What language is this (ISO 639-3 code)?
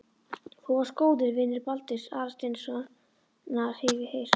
isl